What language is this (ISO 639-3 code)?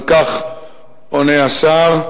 heb